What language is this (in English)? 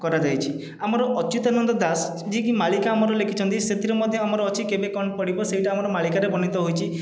Odia